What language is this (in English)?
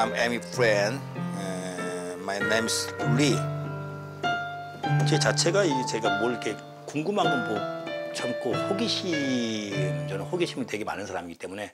Korean